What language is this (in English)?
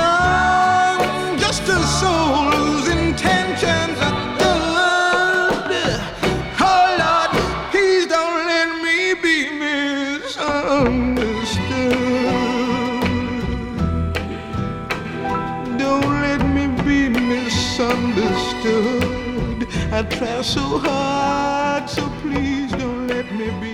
French